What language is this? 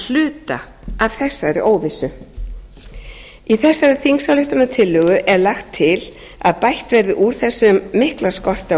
Icelandic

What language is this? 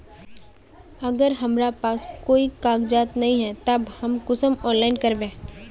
Magahi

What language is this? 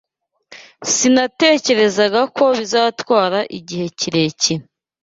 Kinyarwanda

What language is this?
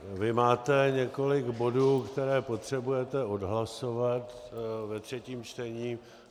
Czech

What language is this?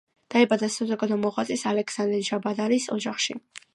Georgian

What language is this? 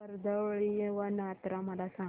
Marathi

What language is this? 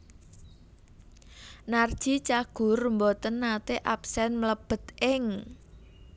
Javanese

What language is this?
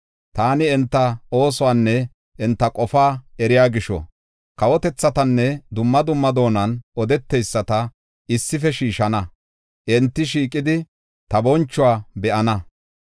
Gofa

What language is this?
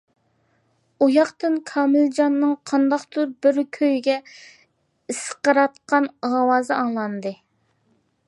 Uyghur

